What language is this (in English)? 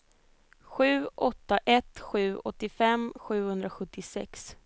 Swedish